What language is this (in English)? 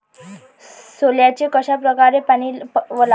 Marathi